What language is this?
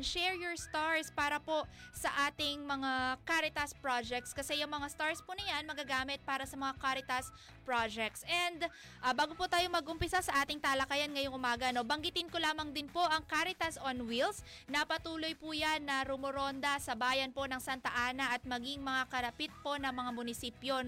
Filipino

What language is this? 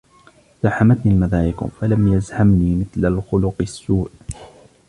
Arabic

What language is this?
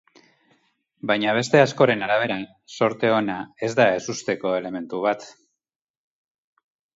Basque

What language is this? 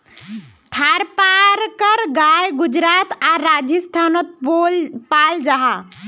Magahi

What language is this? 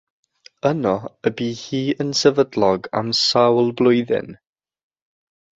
Welsh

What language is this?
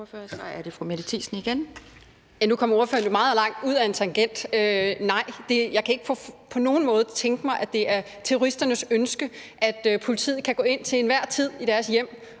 Danish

